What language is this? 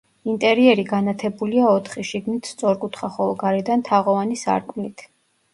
Georgian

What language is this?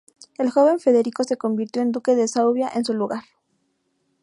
Spanish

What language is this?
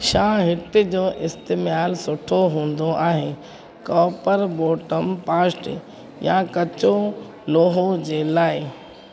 Sindhi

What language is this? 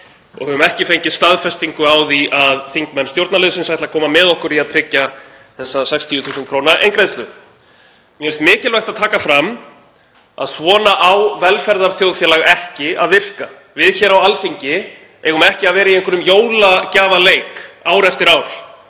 Icelandic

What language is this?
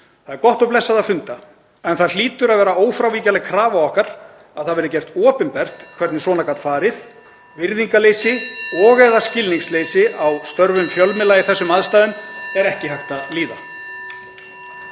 Icelandic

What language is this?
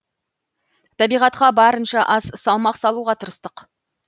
Kazakh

